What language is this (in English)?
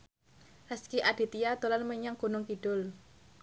Javanese